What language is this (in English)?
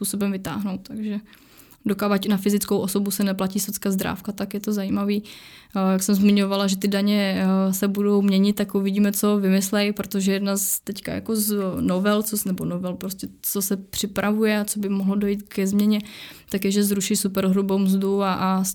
Czech